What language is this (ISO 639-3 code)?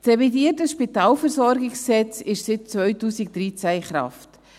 gsw